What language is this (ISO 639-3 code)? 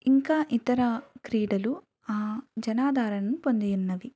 tel